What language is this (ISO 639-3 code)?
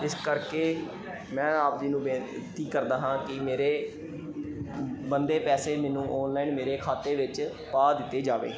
pan